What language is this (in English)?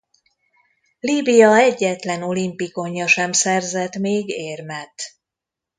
Hungarian